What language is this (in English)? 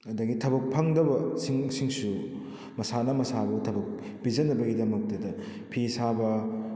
Manipuri